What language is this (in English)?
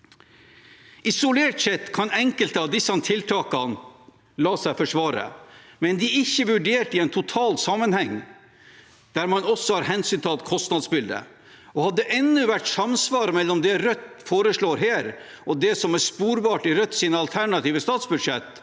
Norwegian